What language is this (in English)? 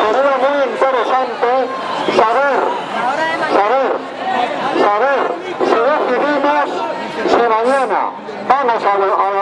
Spanish